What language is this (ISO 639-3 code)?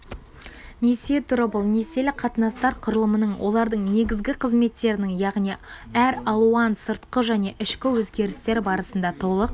kaz